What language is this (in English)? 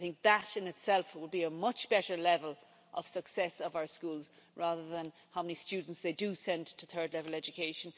English